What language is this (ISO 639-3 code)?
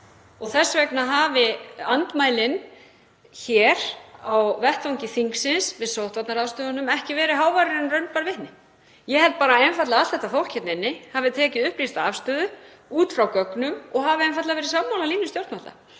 isl